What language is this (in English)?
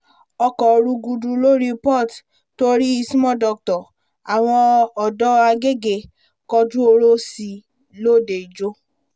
Yoruba